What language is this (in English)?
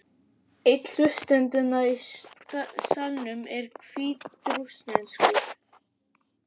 Icelandic